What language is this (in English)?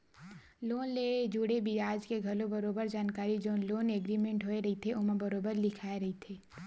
Chhattisgarhi